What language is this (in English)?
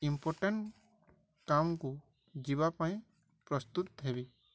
Odia